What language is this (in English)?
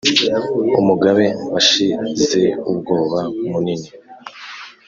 Kinyarwanda